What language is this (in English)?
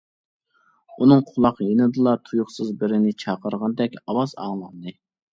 Uyghur